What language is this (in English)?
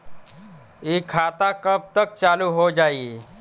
Bhojpuri